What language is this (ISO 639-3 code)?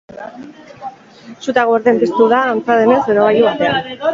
eus